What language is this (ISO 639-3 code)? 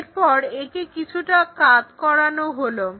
ben